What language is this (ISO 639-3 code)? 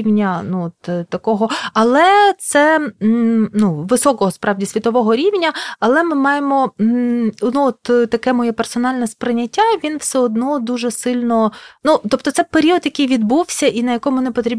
ukr